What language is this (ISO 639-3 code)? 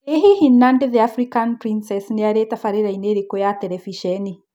kik